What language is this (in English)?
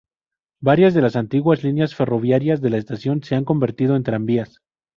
Spanish